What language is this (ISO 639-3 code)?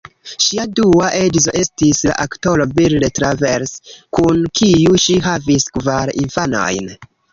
epo